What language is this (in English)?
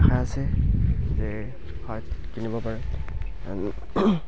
Assamese